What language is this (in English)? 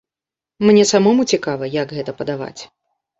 Belarusian